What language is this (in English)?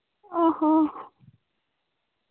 Santali